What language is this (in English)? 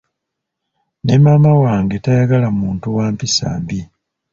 Ganda